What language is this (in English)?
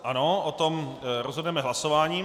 Czech